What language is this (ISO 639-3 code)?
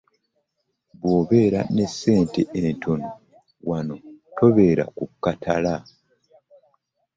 lug